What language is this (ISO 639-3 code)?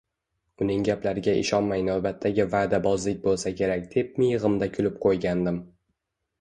uzb